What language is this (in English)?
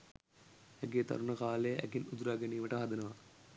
Sinhala